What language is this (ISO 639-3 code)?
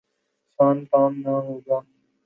urd